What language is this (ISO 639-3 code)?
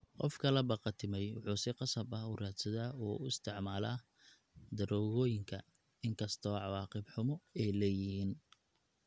som